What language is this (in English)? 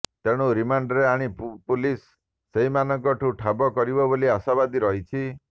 Odia